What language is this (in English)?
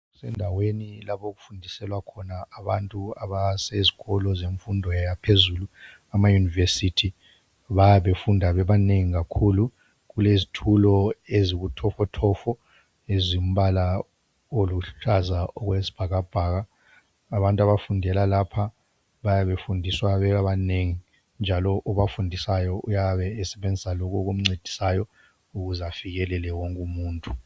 North Ndebele